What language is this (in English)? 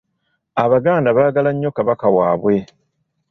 Ganda